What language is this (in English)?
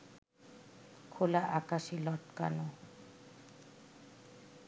Bangla